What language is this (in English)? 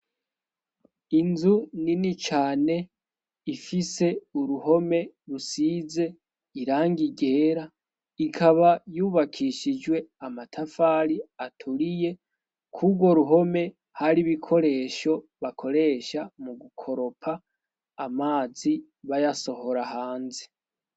Rundi